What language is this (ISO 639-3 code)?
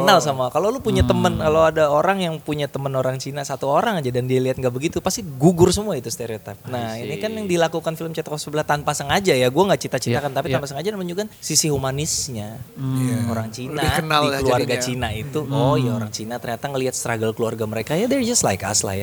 ind